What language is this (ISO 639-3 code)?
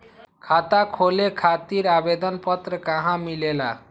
mag